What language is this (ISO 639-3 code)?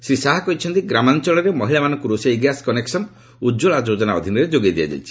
ori